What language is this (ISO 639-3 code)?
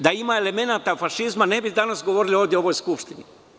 srp